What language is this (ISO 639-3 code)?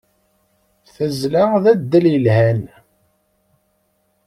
kab